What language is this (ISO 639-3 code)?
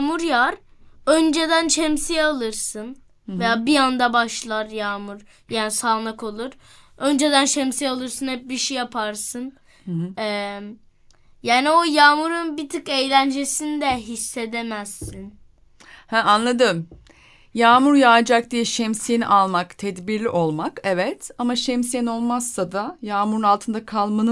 tur